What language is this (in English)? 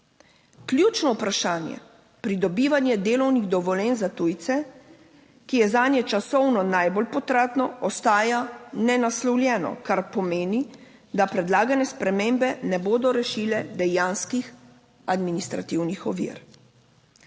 Slovenian